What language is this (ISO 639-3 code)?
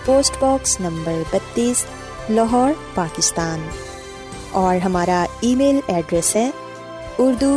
urd